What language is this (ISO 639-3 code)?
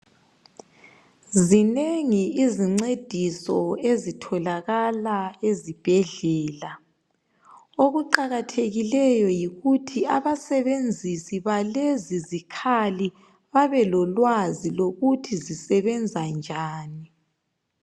nde